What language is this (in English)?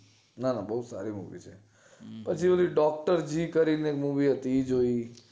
Gujarati